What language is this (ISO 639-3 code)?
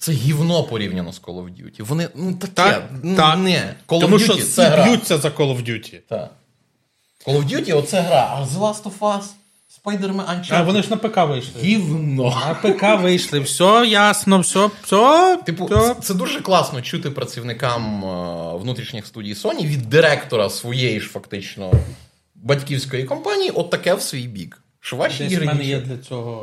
ukr